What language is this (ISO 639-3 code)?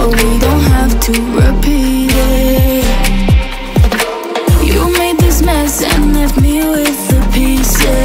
eng